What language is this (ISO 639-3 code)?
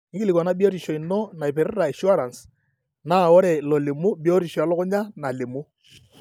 mas